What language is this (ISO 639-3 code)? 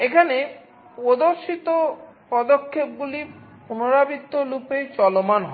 ben